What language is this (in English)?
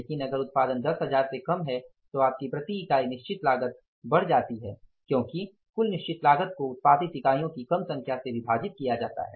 Hindi